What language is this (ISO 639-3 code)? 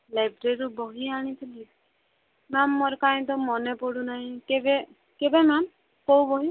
ori